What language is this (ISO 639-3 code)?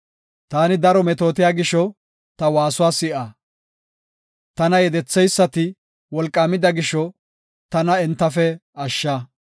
gof